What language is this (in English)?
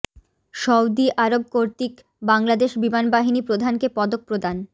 Bangla